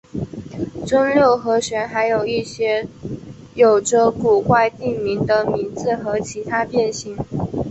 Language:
Chinese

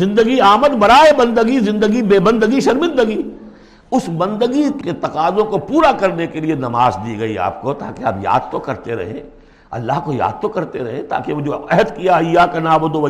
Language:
Urdu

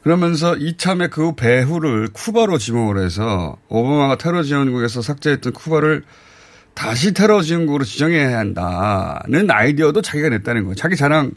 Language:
Korean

